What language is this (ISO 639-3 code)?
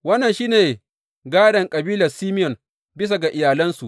hau